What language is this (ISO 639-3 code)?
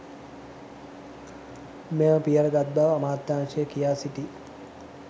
sin